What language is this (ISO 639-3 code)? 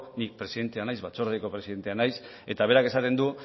eus